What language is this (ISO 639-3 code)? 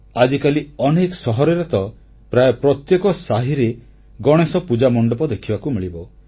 ori